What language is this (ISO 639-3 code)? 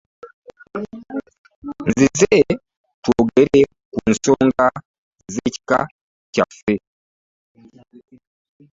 lug